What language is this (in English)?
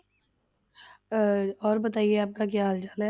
Punjabi